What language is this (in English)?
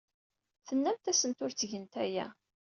Kabyle